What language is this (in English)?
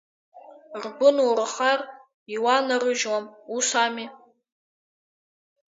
Abkhazian